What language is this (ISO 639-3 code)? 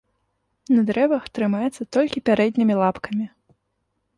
bel